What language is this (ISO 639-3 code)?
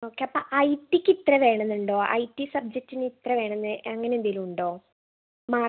mal